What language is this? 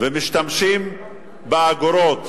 Hebrew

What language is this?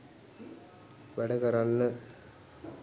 Sinhala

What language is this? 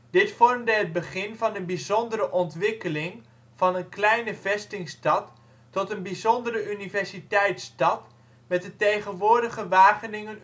Dutch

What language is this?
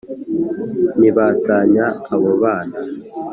Kinyarwanda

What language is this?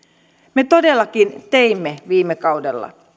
Finnish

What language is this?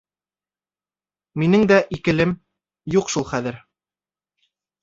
Bashkir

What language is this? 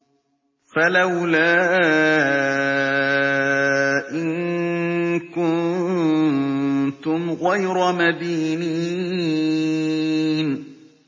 Arabic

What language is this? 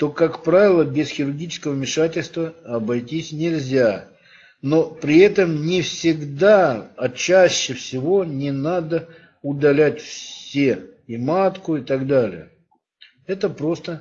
Russian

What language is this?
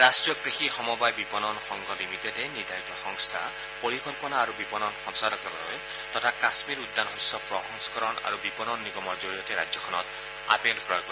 Assamese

